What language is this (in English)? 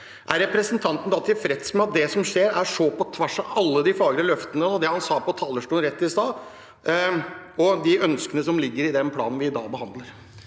Norwegian